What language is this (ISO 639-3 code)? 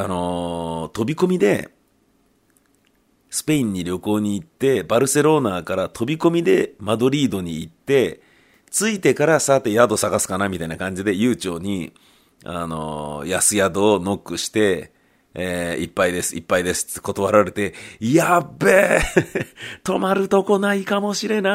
jpn